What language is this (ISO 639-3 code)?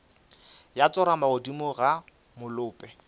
nso